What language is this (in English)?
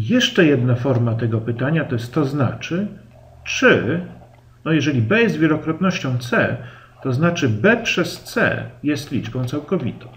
Polish